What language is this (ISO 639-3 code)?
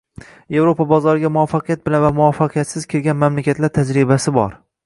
uzb